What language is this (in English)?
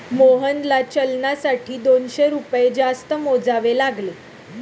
Marathi